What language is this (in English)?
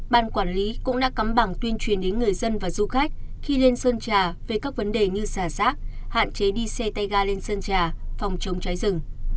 Vietnamese